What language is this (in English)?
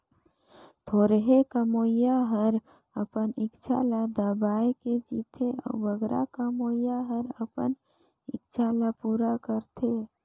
Chhattisgarhi